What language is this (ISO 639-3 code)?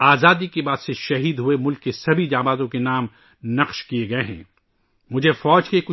urd